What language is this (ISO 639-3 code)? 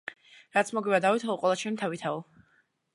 kat